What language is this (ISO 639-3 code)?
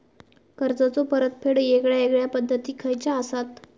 mar